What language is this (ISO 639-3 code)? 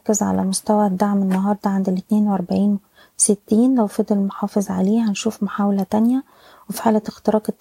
ara